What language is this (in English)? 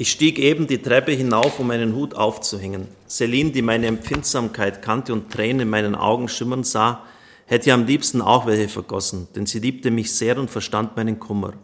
German